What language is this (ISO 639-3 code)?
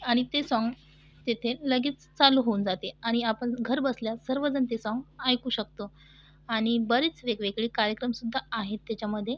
mar